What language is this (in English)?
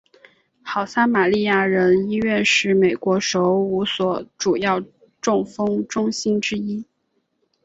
Chinese